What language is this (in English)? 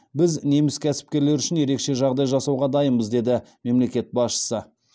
Kazakh